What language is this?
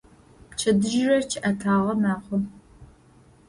Adyghe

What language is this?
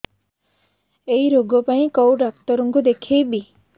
Odia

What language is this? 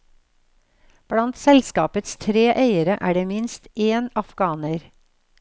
Norwegian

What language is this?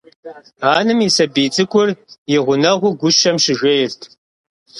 Kabardian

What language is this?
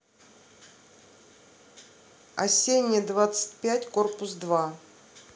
Russian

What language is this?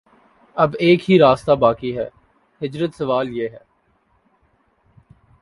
Urdu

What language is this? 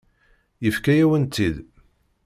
Kabyle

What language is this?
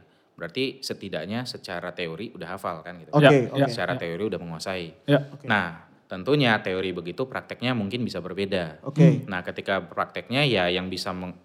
Indonesian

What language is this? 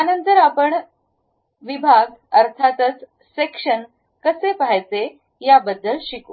Marathi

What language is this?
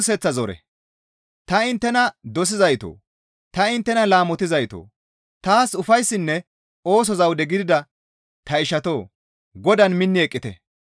Gamo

